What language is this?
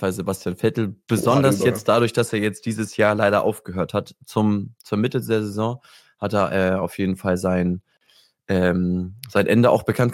German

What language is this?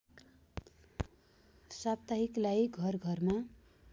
Nepali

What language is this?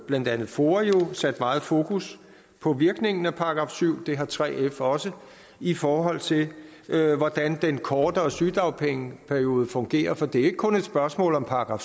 Danish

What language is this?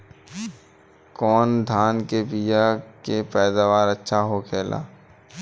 Bhojpuri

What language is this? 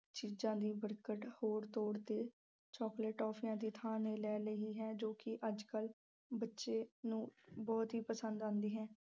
Punjabi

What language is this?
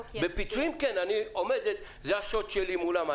Hebrew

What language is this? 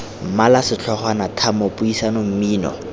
Tswana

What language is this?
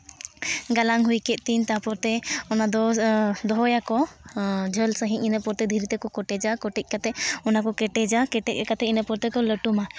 Santali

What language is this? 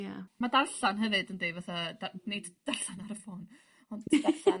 Welsh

